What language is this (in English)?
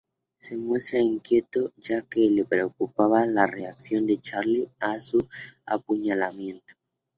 Spanish